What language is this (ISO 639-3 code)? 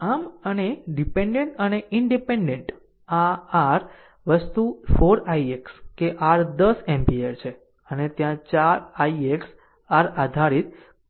guj